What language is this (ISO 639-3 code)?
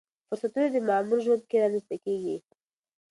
pus